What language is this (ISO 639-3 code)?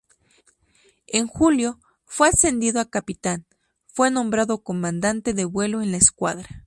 spa